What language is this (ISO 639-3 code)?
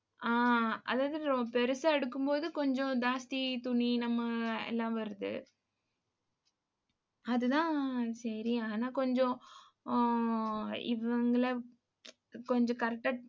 tam